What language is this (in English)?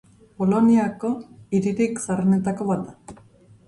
Basque